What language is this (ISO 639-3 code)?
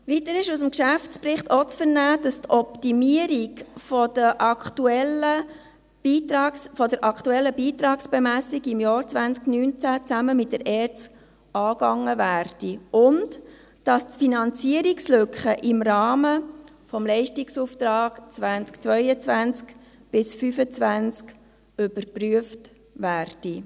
gsw